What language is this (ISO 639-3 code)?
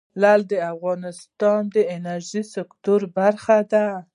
pus